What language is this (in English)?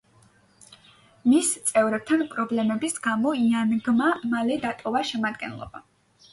Georgian